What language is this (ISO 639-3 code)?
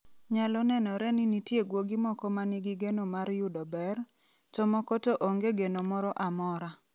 luo